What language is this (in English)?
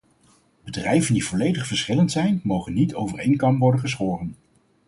Dutch